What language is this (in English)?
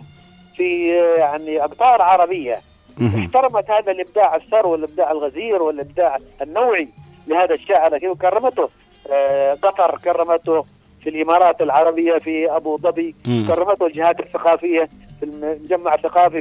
Arabic